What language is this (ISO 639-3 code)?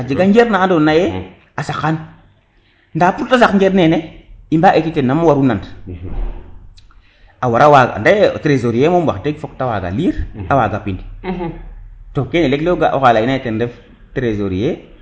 srr